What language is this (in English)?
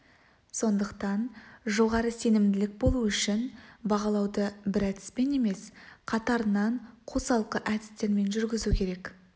Kazakh